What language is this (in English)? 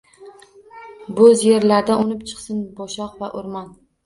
Uzbek